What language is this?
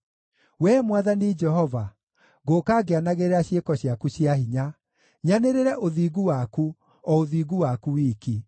Kikuyu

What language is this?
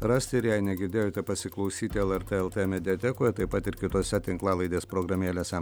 Lithuanian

